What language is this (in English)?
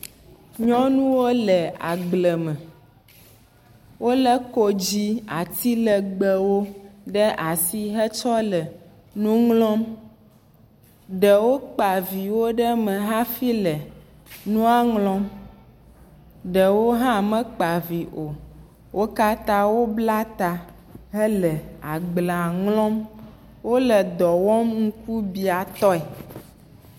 Ewe